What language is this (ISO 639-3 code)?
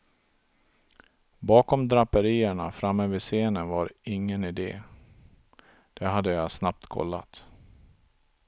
swe